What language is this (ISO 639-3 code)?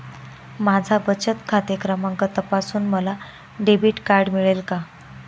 mar